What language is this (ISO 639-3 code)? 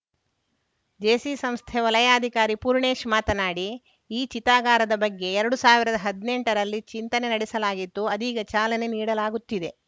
kan